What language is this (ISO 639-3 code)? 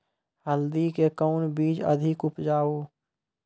mai